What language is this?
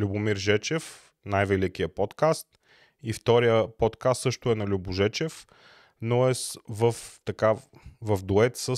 Bulgarian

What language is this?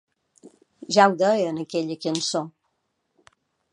Catalan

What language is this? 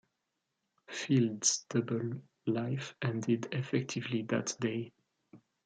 English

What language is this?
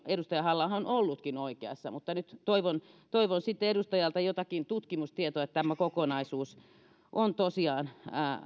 Finnish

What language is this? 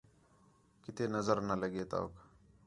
Khetrani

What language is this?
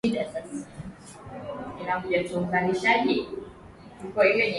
Swahili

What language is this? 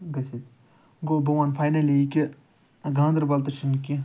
Kashmiri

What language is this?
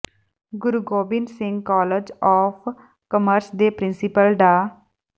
Punjabi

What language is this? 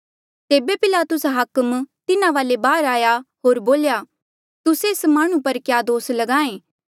Mandeali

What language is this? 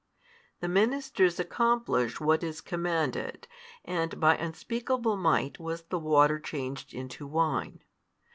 English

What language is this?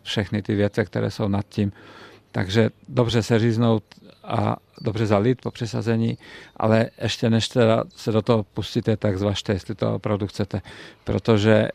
Czech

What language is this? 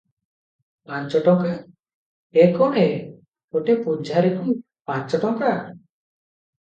Odia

